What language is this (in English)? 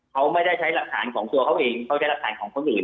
Thai